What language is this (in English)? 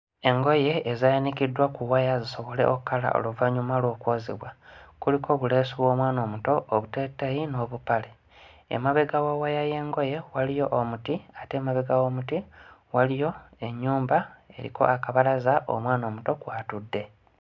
Ganda